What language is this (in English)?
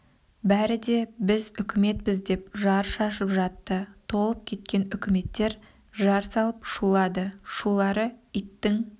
Kazakh